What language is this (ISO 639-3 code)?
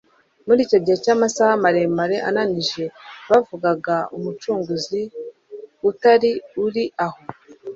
kin